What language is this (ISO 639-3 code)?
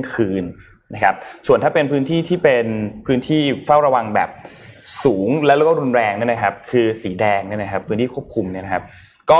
tha